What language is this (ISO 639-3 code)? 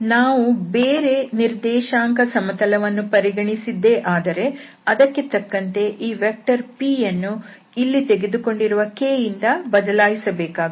kan